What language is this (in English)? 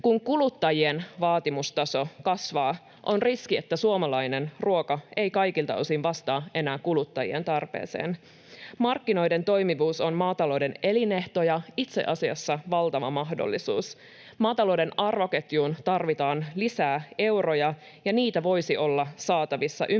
Finnish